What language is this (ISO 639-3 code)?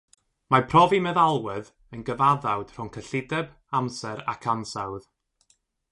cym